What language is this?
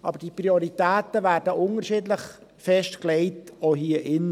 Swiss German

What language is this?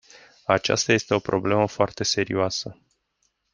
Romanian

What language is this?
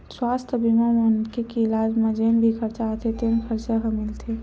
Chhattisgarhi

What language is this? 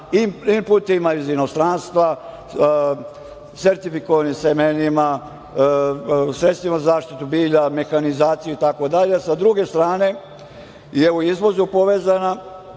Serbian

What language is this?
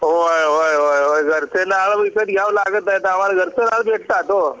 Marathi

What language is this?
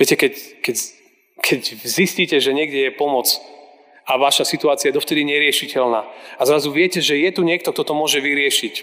Slovak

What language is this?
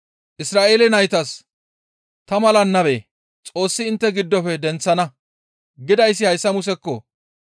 Gamo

